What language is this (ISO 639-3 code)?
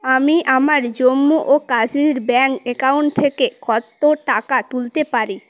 ben